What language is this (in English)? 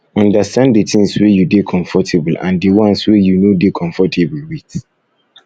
Nigerian Pidgin